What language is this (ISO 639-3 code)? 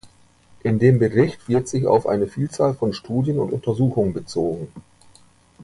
deu